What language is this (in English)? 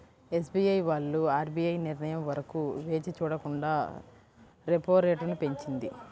Telugu